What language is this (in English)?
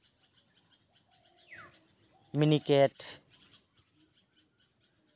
Santali